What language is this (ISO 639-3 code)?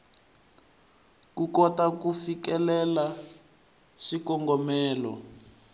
tso